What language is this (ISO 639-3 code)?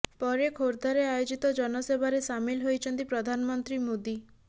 ori